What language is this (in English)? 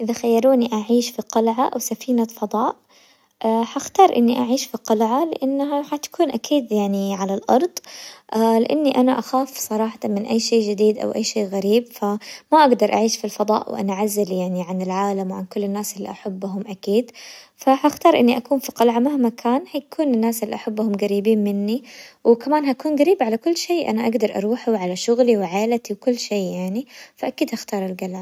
Hijazi Arabic